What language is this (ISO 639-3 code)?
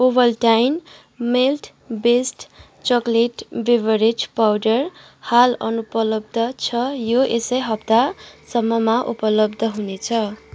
nep